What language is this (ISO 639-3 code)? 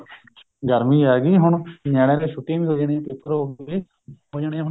pan